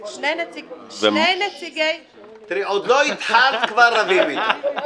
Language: Hebrew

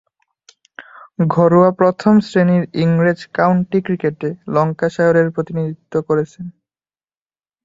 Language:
Bangla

